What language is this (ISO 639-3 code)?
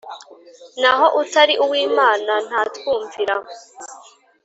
kin